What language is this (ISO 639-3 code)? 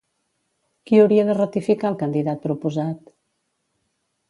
cat